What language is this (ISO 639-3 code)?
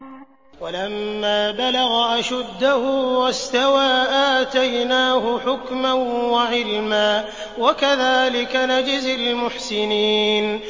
ara